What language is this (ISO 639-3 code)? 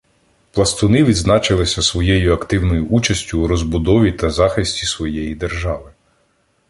ukr